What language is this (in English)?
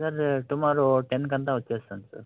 Telugu